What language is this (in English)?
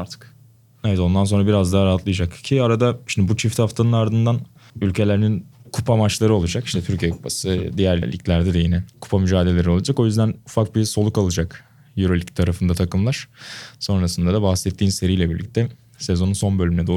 Turkish